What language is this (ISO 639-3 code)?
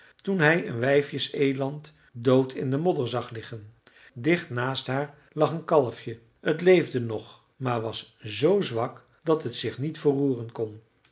nld